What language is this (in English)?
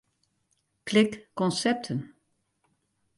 Western Frisian